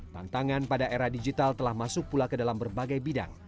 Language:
Indonesian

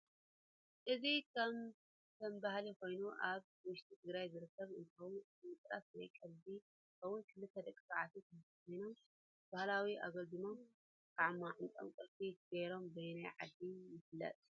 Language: Tigrinya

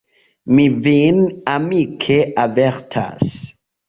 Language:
Esperanto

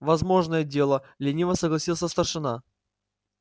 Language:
Russian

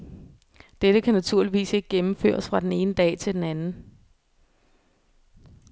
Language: Danish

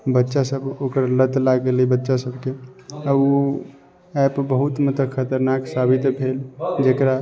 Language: Maithili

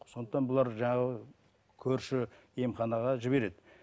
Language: Kazakh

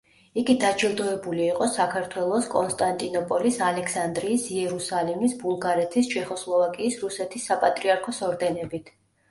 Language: Georgian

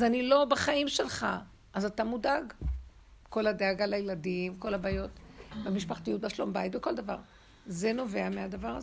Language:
Hebrew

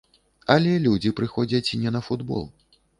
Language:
Belarusian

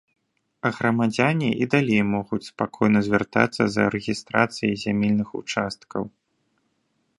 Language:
Belarusian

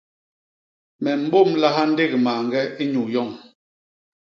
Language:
Basaa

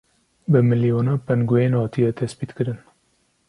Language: Kurdish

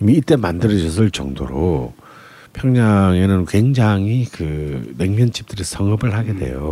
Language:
Korean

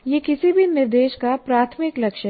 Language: Hindi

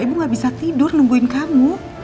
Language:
Indonesian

